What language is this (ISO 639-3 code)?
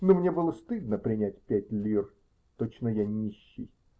rus